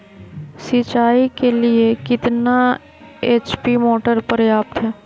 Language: Magahi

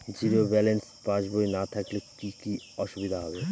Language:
Bangla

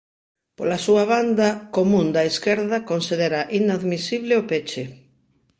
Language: Galician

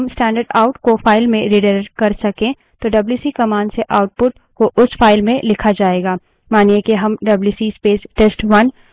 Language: Hindi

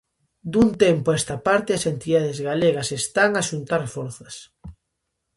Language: Galician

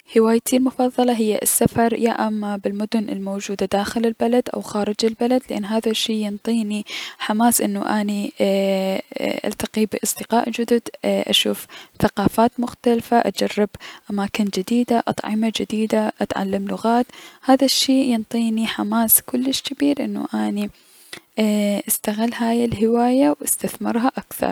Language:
Mesopotamian Arabic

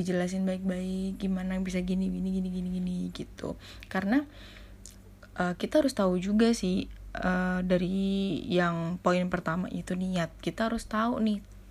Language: Indonesian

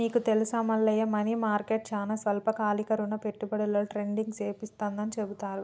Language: Telugu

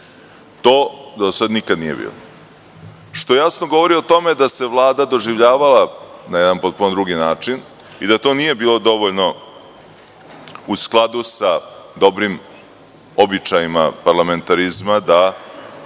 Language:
Serbian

